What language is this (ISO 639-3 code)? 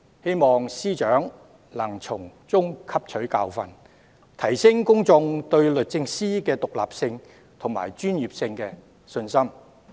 yue